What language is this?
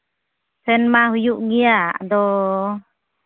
Santali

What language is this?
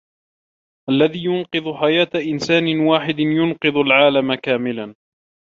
Arabic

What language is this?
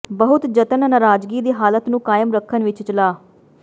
Punjabi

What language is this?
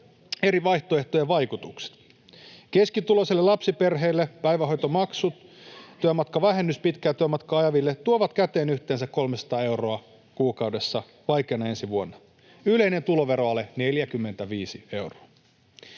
Finnish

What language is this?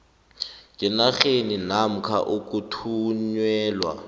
South Ndebele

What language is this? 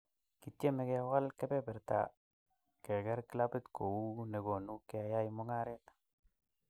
Kalenjin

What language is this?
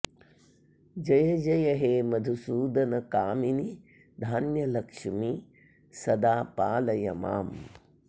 Sanskrit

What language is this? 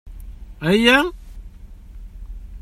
Kabyle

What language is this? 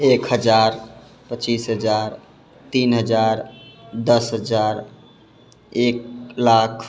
Maithili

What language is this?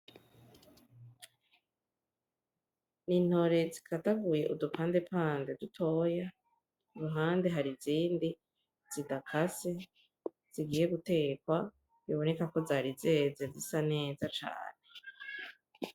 Rundi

